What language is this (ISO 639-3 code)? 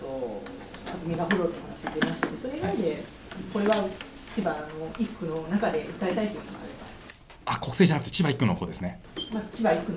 jpn